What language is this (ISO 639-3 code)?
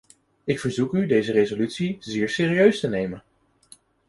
nld